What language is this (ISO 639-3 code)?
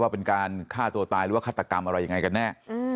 tha